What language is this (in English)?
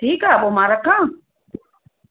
Sindhi